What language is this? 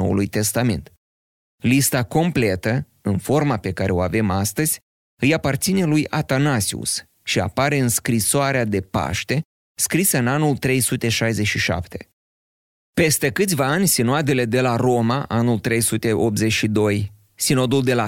Romanian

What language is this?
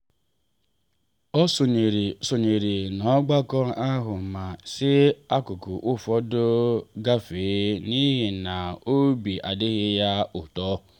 Igbo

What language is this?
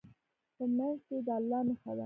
Pashto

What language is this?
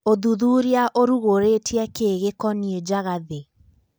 Kikuyu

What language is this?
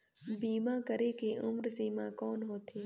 Chhattisgarhi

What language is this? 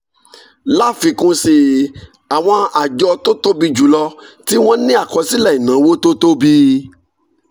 Yoruba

